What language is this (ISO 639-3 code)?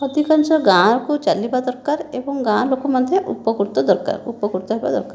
ori